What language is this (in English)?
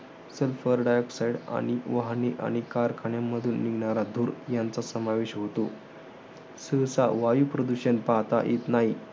Marathi